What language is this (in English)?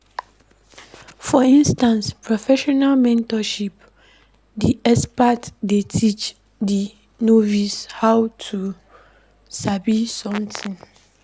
Nigerian Pidgin